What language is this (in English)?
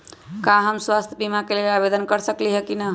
Magahi